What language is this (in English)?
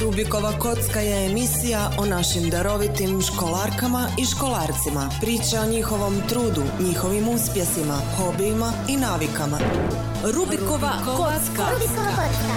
Croatian